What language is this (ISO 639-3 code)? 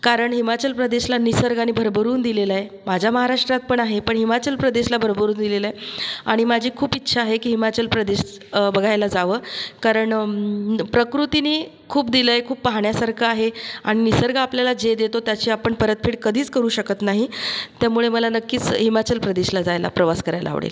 mar